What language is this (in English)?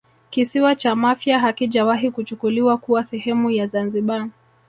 Swahili